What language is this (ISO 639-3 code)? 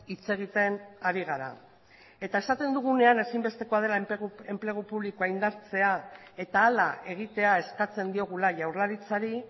eus